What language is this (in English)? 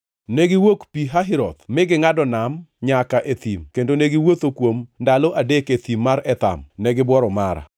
Luo (Kenya and Tanzania)